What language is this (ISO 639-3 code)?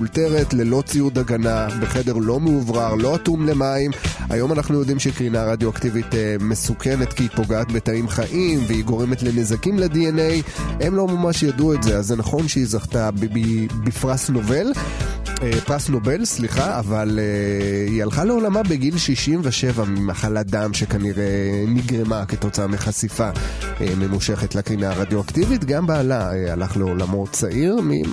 heb